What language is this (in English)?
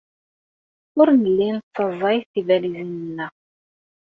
Kabyle